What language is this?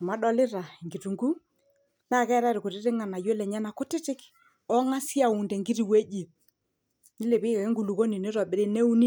Masai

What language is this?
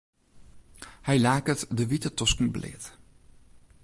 Western Frisian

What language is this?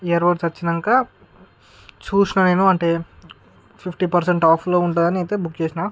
Telugu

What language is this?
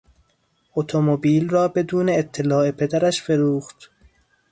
Persian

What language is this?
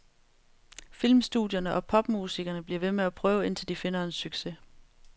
Danish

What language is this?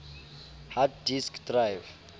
Southern Sotho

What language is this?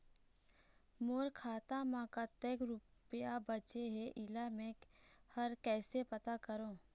Chhattisgarhi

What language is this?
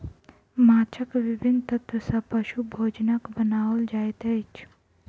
Maithili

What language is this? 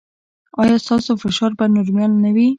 Pashto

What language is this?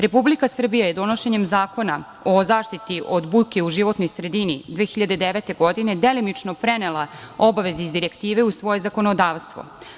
Serbian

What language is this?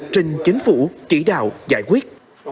Vietnamese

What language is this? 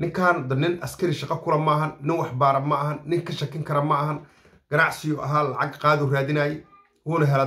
Arabic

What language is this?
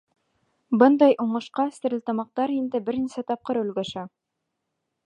Bashkir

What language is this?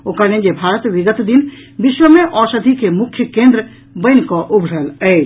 Maithili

